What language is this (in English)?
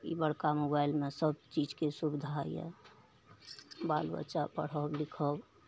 Maithili